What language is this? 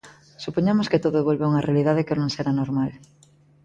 Galician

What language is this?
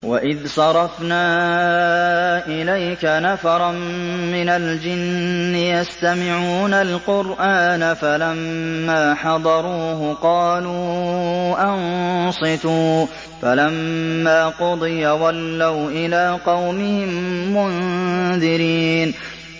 Arabic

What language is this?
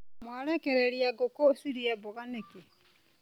Kikuyu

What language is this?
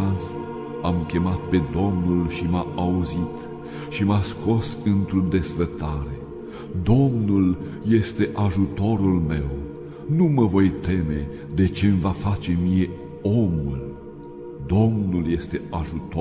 Romanian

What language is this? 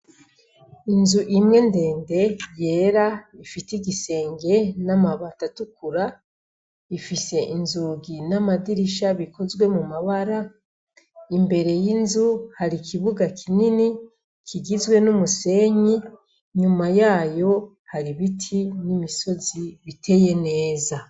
Rundi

